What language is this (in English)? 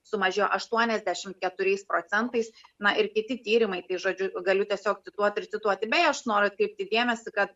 Lithuanian